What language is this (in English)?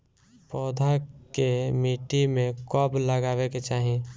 Bhojpuri